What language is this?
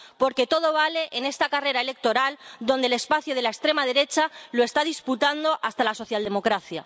Spanish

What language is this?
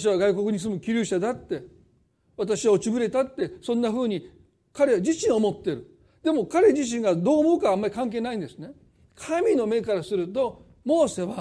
Japanese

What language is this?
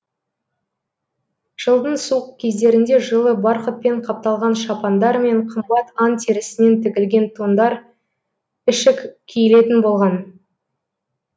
Kazakh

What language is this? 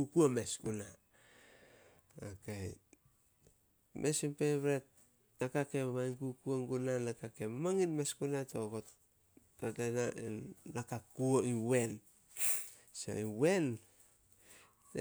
Solos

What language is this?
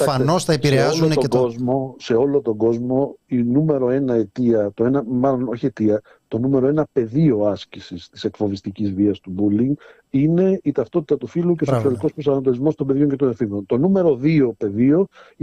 Greek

